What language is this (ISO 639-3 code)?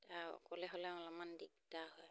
asm